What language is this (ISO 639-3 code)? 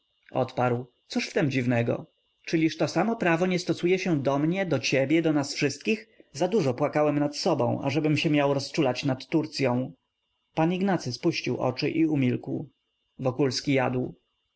pol